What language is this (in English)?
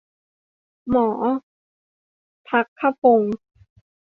Thai